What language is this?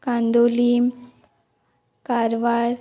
Konkani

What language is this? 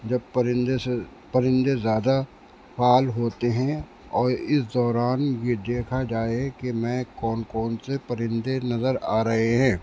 Urdu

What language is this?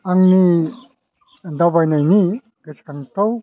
Bodo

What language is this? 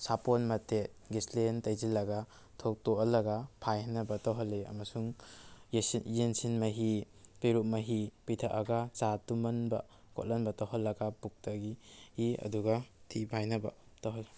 Manipuri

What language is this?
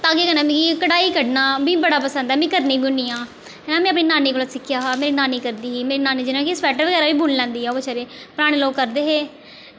Dogri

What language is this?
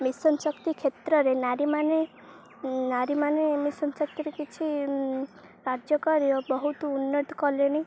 Odia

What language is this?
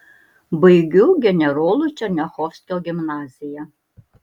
Lithuanian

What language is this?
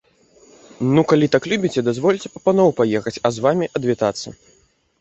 Belarusian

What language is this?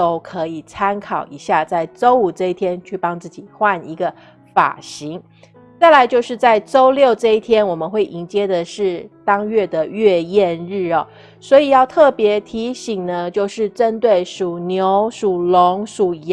Chinese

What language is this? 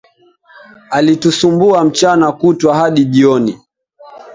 Swahili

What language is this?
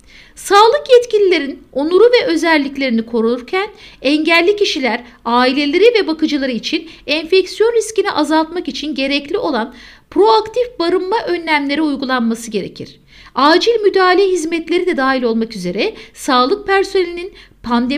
Turkish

